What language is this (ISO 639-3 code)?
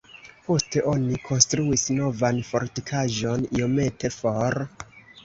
epo